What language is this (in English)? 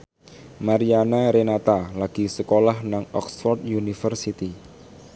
Javanese